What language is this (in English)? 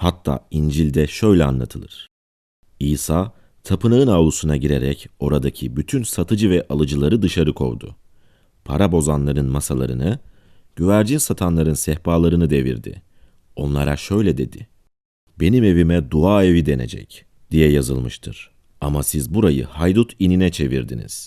Turkish